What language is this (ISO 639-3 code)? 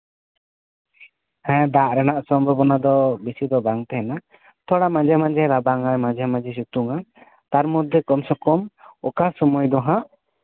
sat